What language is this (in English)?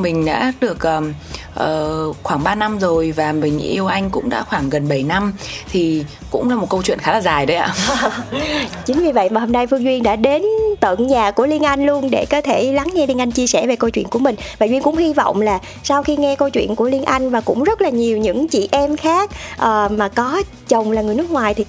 Vietnamese